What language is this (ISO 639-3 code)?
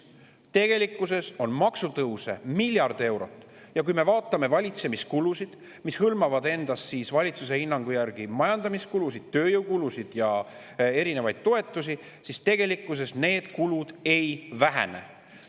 est